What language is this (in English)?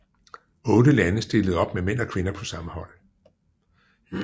Danish